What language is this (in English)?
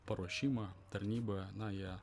Lithuanian